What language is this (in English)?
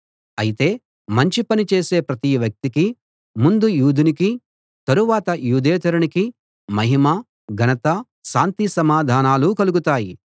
Telugu